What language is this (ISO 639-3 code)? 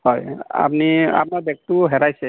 asm